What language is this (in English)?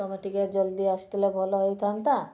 Odia